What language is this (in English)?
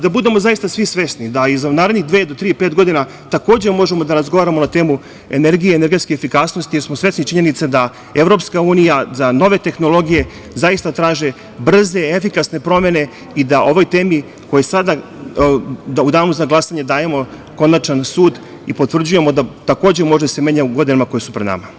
Serbian